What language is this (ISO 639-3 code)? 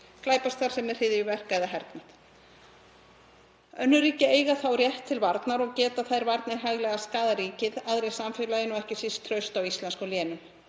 isl